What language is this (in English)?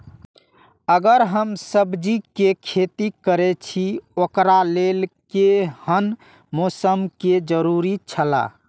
Maithili